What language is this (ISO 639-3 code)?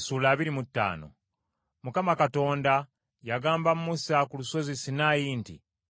lug